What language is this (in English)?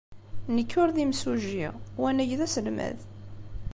Kabyle